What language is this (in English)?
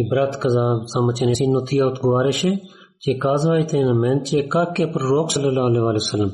Bulgarian